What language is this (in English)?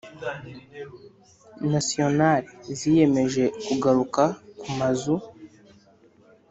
Kinyarwanda